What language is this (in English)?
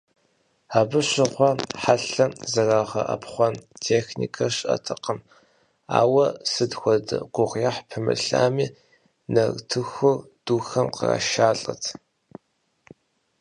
Kabardian